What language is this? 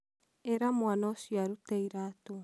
Kikuyu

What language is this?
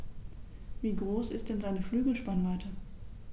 German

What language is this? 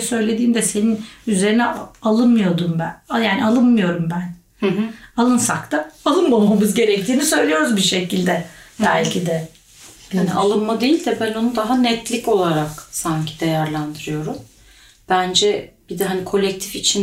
Turkish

